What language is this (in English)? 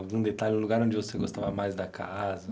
Portuguese